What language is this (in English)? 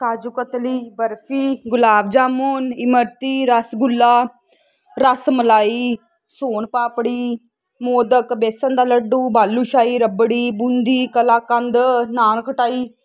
Punjabi